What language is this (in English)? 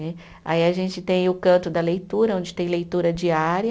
Portuguese